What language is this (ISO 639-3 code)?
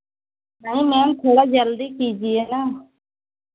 hin